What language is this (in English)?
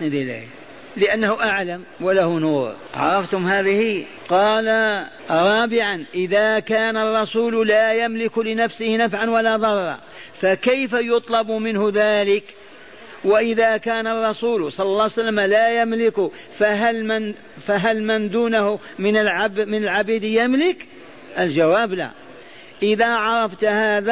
Arabic